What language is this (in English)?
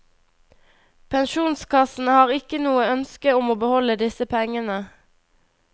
Norwegian